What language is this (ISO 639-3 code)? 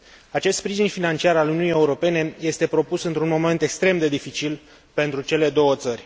ron